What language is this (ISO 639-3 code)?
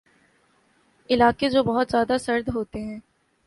urd